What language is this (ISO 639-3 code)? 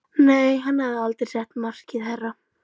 isl